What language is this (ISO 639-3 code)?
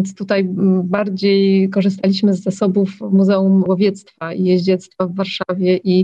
pol